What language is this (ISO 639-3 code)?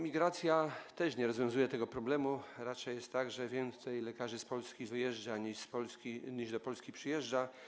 pol